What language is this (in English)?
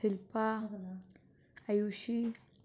Dogri